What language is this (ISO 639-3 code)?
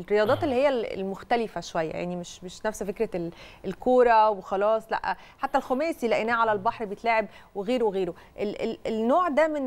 ara